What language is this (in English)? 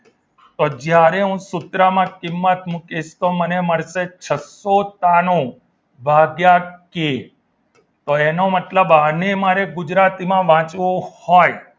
Gujarati